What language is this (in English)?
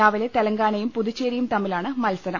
Malayalam